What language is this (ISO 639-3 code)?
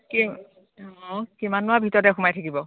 asm